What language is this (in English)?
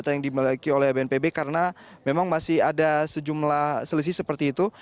Indonesian